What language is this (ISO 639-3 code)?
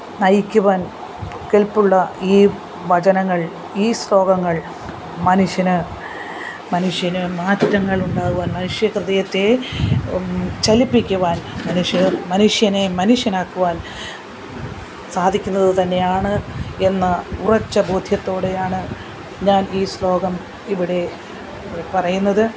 mal